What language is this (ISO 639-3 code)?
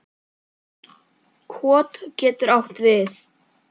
isl